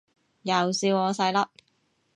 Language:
Cantonese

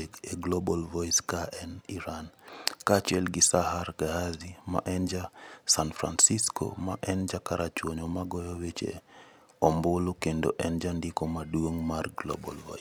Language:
Luo (Kenya and Tanzania)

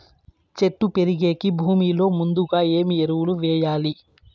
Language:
Telugu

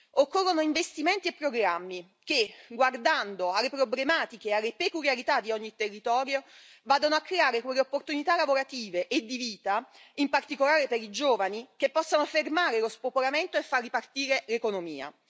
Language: Italian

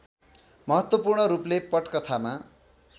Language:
Nepali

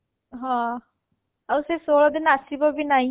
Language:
Odia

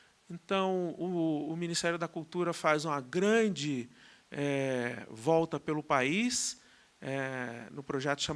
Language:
Portuguese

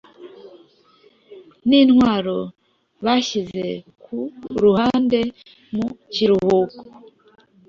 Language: Kinyarwanda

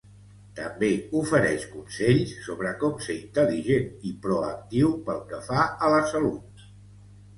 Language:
Catalan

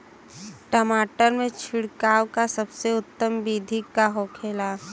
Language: Bhojpuri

